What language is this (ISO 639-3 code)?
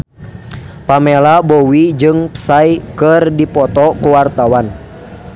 sun